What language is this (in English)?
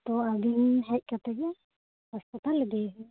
Santali